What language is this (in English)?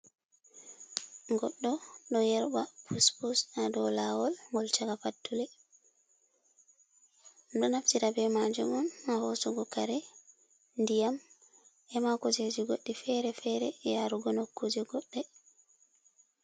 Fula